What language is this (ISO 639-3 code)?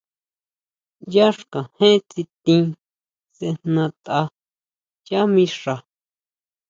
mau